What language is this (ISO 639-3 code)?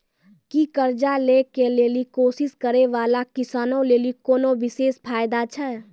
mai